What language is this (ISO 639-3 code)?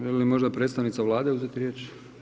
hrv